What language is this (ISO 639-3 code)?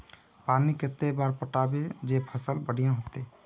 mag